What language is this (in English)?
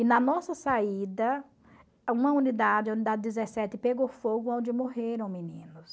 Portuguese